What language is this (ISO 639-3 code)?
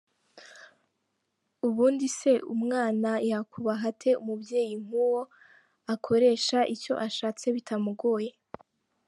kin